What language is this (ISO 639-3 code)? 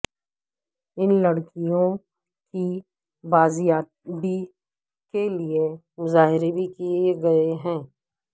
urd